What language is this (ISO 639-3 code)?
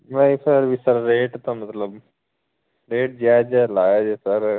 pan